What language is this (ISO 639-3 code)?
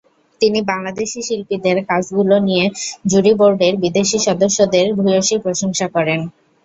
ben